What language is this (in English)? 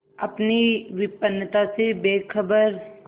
Hindi